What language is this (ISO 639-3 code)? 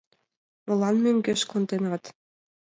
chm